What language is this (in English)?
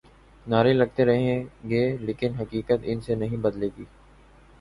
Urdu